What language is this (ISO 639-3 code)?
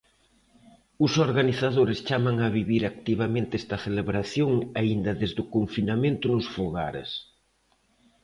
glg